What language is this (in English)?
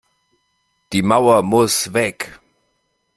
German